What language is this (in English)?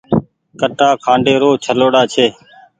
Goaria